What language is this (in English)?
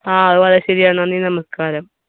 Malayalam